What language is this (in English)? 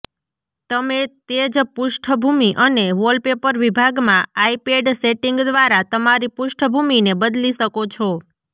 Gujarati